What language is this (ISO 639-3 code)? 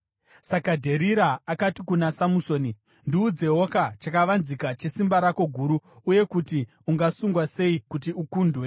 sna